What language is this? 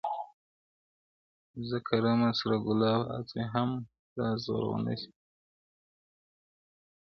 Pashto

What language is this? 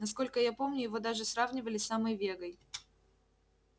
Russian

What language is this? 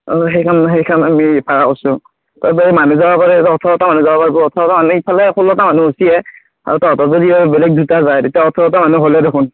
Assamese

